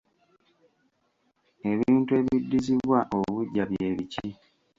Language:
Ganda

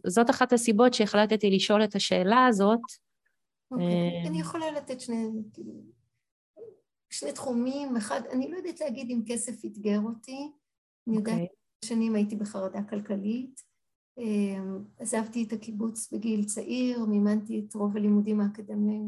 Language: Hebrew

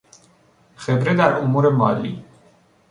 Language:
Persian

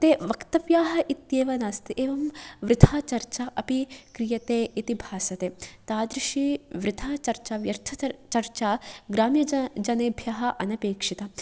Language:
Sanskrit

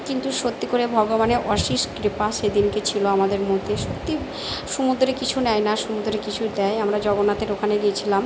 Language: Bangla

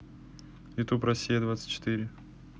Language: Russian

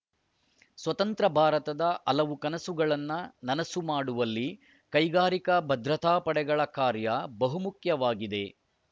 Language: Kannada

